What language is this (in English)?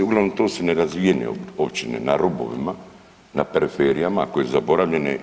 Croatian